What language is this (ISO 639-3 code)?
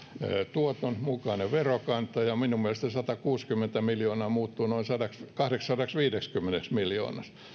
fin